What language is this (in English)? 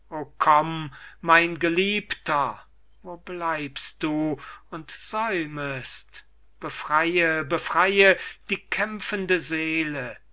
German